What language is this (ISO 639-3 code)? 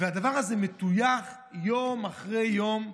heb